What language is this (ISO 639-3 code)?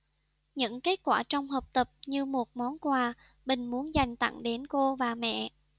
vie